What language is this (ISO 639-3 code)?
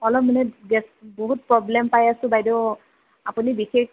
asm